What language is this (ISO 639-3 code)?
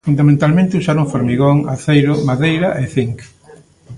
glg